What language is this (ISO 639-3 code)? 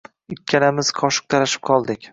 uzb